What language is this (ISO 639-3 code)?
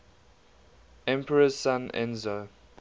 eng